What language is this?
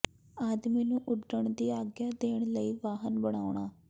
Punjabi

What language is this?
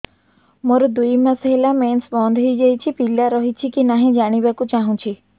Odia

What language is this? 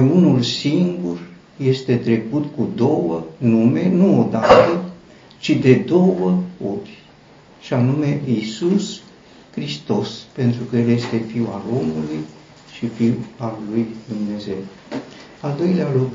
Romanian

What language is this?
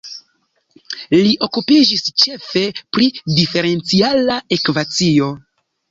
Esperanto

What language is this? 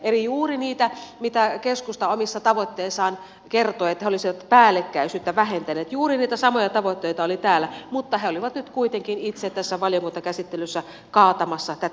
Finnish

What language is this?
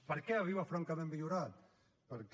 Catalan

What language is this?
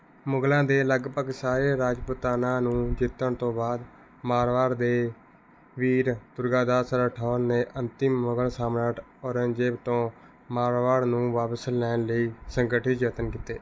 Punjabi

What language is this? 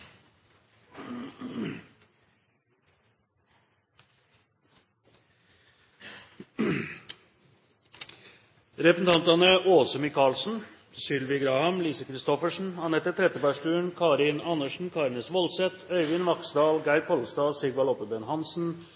Norwegian Bokmål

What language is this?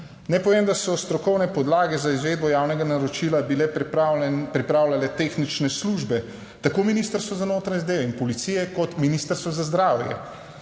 Slovenian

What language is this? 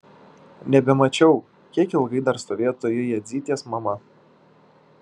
Lithuanian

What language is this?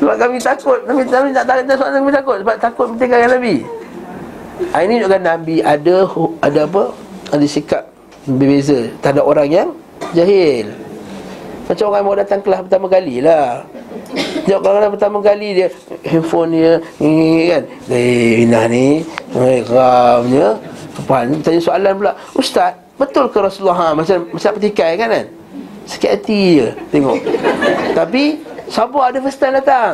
Malay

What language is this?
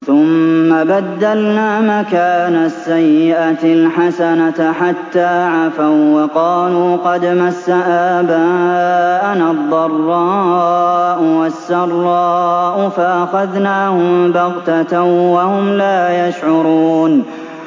Arabic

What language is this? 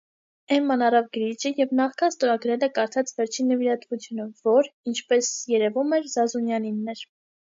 Armenian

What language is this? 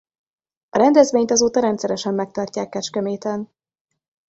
Hungarian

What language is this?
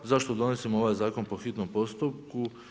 Croatian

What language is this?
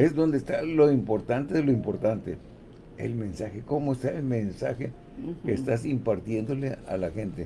Spanish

